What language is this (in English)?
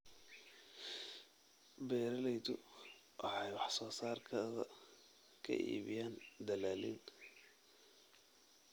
Somali